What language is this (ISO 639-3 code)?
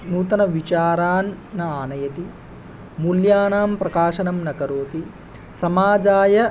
san